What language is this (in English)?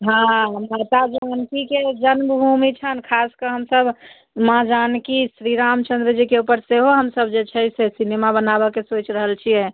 Maithili